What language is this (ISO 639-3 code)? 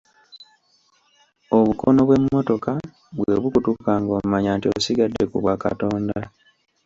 lug